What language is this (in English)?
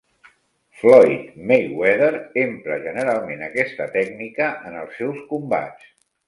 Catalan